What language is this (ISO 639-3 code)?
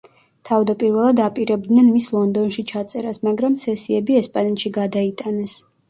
kat